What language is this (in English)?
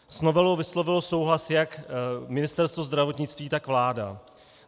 Czech